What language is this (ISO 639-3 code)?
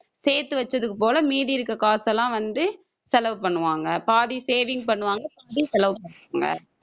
tam